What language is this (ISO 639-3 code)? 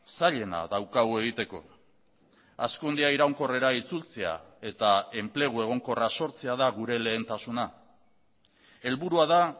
eus